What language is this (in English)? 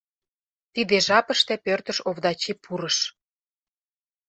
Mari